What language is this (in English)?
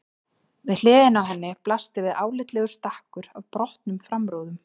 Icelandic